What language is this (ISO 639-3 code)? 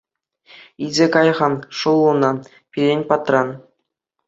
chv